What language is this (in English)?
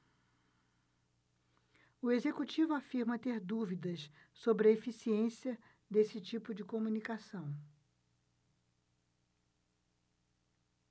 Portuguese